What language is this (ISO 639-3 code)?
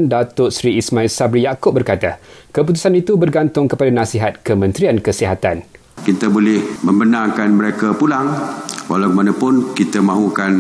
msa